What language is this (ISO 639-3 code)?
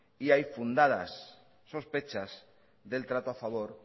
spa